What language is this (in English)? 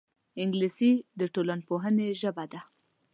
Pashto